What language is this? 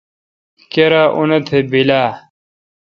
Kalkoti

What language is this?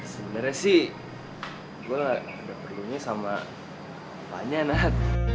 Indonesian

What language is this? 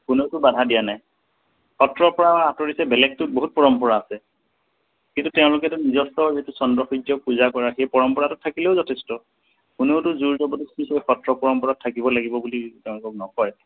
Assamese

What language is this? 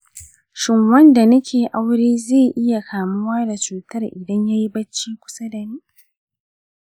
Hausa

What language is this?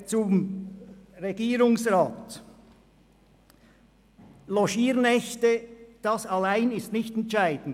Swiss German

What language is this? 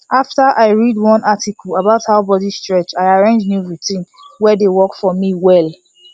Nigerian Pidgin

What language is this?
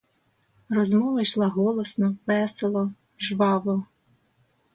Ukrainian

